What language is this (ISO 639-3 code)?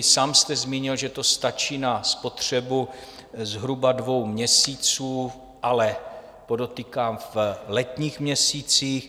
ces